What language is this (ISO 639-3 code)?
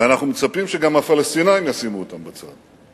heb